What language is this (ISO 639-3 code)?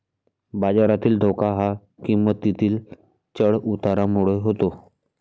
mar